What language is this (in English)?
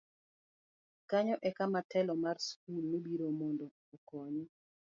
Luo (Kenya and Tanzania)